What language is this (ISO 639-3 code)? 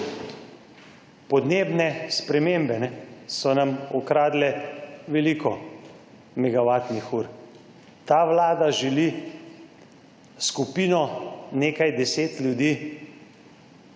slv